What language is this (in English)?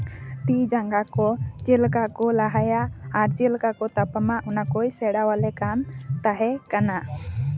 Santali